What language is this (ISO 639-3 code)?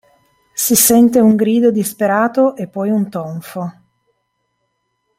ita